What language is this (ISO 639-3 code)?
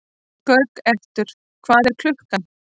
isl